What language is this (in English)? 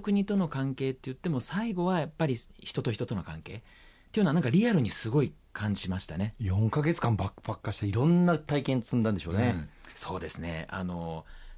Japanese